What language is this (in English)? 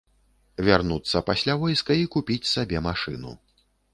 Belarusian